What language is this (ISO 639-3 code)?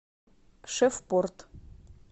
rus